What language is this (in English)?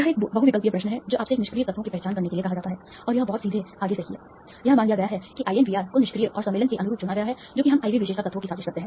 Hindi